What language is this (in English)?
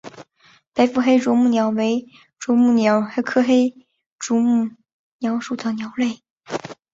Chinese